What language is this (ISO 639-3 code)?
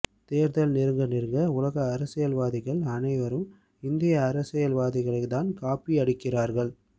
tam